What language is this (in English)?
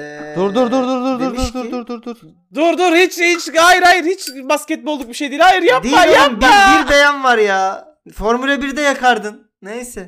Turkish